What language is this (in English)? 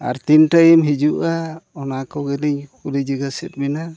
Santali